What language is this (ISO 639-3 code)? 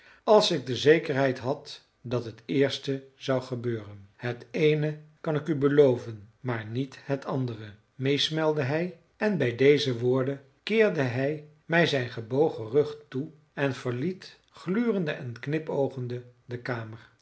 nld